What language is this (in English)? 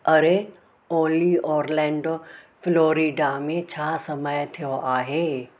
Sindhi